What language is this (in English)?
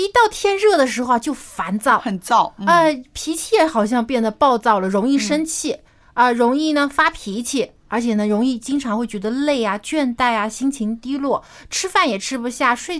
Chinese